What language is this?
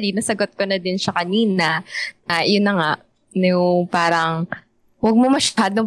Filipino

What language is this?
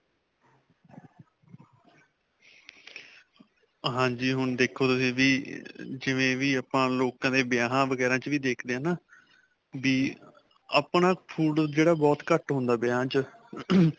Punjabi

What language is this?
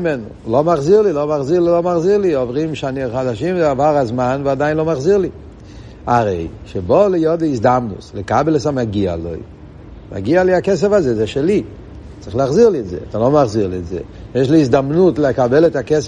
Hebrew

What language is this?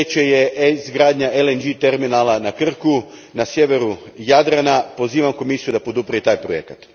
Croatian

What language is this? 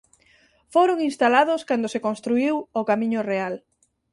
Galician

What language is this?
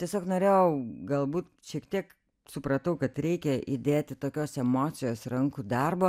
Lithuanian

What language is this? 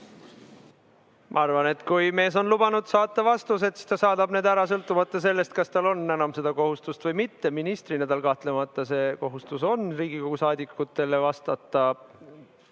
Estonian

